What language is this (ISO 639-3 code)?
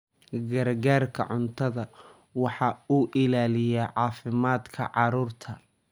som